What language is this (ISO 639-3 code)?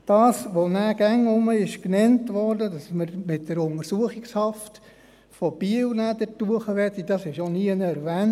gsw